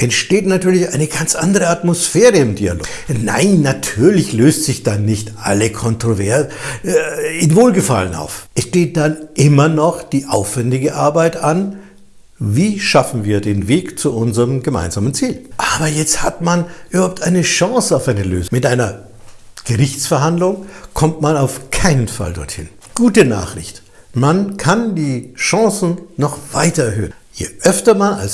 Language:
German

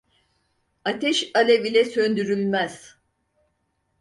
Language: Turkish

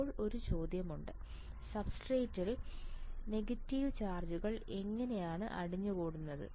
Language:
Malayalam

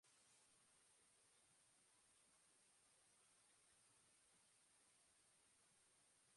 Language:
Basque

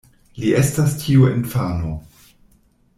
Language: Esperanto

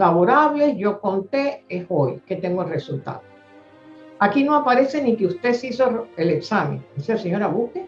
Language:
Spanish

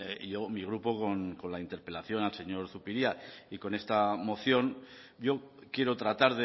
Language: Spanish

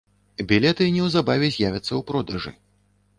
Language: Belarusian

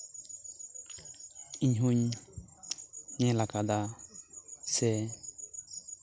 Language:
Santali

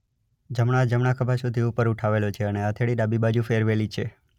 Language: Gujarati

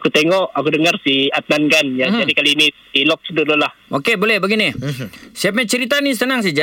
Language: Malay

